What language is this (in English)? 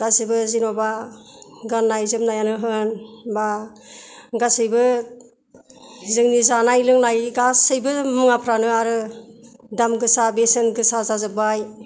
Bodo